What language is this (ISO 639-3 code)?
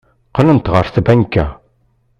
kab